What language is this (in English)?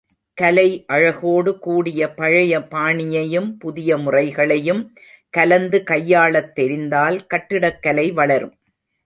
Tamil